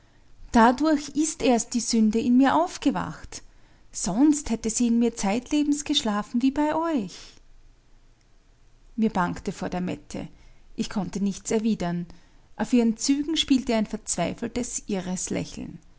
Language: German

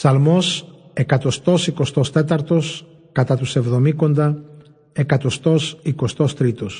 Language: Greek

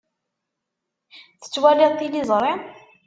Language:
Kabyle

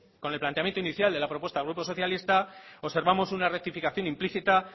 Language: Spanish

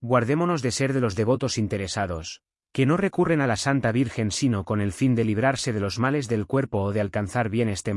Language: Spanish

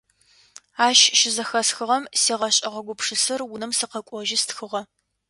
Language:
Adyghe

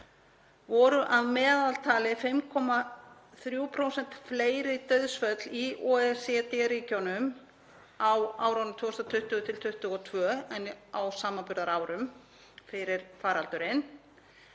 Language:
Icelandic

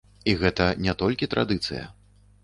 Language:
Belarusian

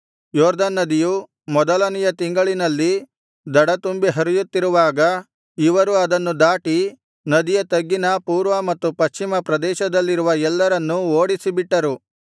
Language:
Kannada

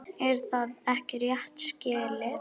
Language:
Icelandic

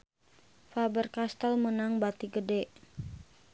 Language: Sundanese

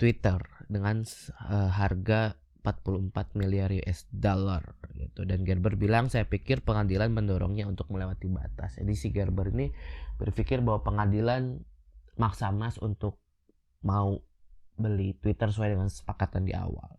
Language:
Indonesian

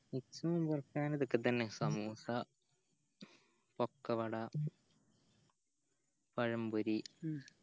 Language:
Malayalam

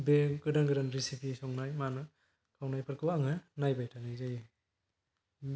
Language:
Bodo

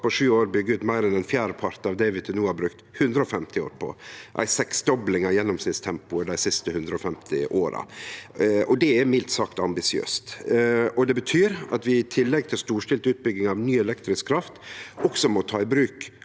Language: Norwegian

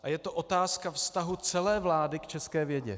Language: Czech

